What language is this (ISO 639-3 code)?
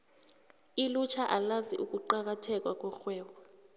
nbl